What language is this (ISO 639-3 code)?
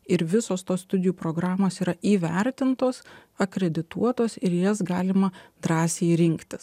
lit